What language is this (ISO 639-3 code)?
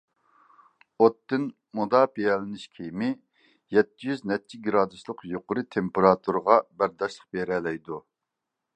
uig